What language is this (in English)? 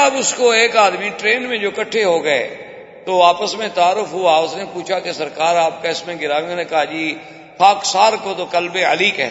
Urdu